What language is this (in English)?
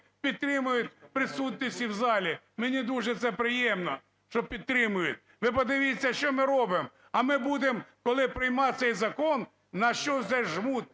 Ukrainian